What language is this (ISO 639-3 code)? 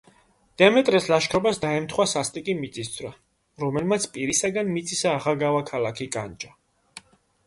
kat